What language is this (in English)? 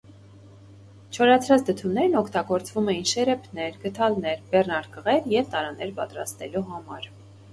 Armenian